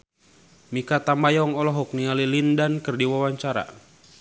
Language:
Sundanese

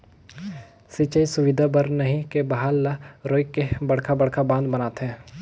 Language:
Chhattisgarhi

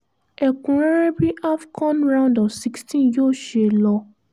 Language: Yoruba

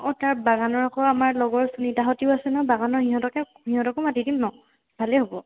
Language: Assamese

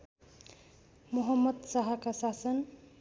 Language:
Nepali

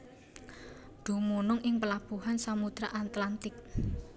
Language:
Javanese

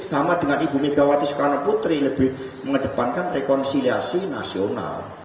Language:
Indonesian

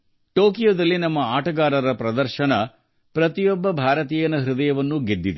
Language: Kannada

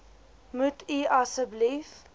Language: Afrikaans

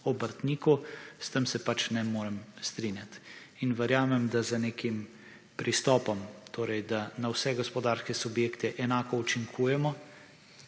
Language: Slovenian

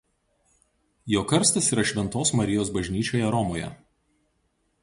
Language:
Lithuanian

